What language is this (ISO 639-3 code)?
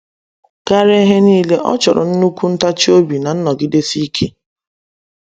ibo